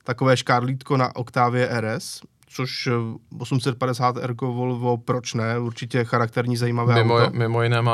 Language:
Czech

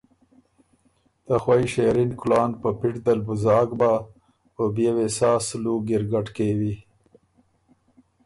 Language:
Ormuri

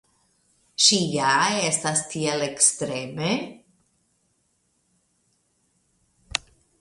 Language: Esperanto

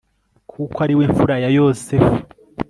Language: Kinyarwanda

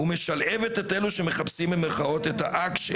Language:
Hebrew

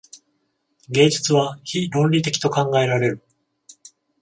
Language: Japanese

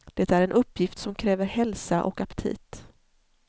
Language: Swedish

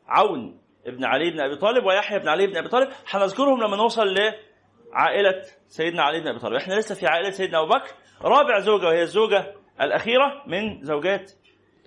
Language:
Arabic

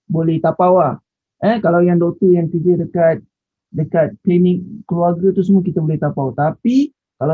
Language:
Malay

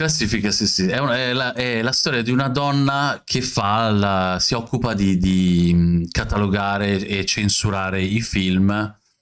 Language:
Italian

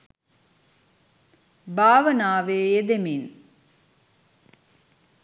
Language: Sinhala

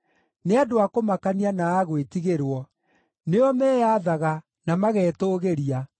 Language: Kikuyu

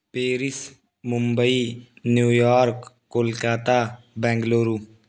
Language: Urdu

